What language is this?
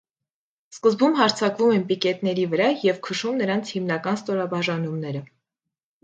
Armenian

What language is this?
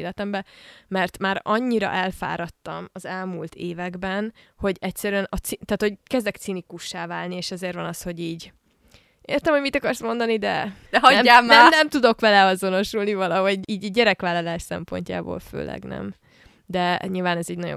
Hungarian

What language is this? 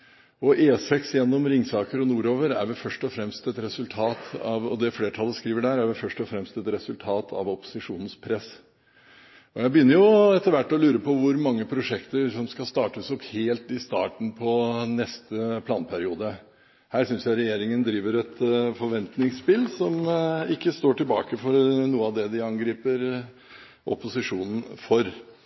Norwegian Bokmål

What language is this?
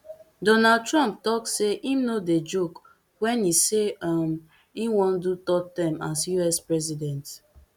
Nigerian Pidgin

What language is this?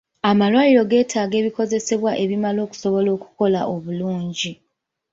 Ganda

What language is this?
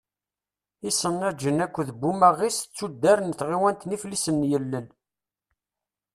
Kabyle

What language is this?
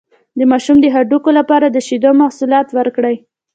Pashto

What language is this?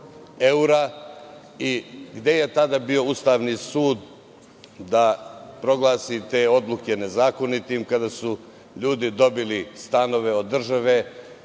Serbian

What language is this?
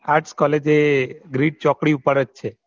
Gujarati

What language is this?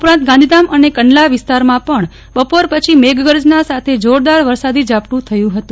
Gujarati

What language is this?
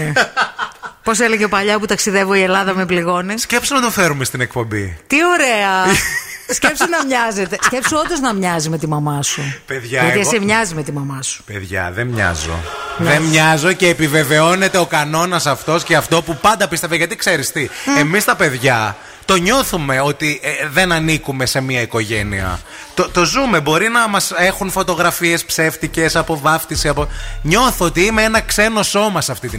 Greek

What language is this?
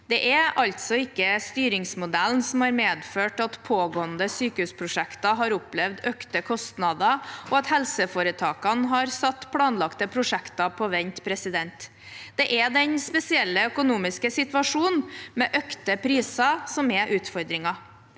Norwegian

